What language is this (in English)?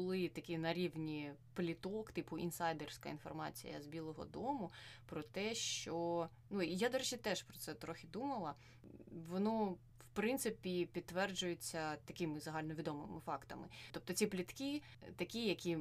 Ukrainian